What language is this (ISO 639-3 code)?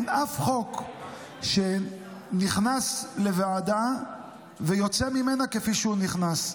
heb